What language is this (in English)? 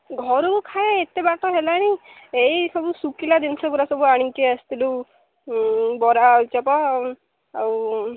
Odia